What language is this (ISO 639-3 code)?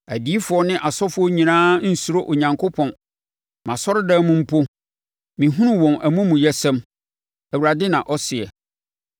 aka